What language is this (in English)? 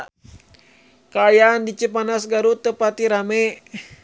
Sundanese